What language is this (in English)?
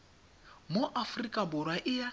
Tswana